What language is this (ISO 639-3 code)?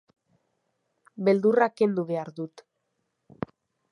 eus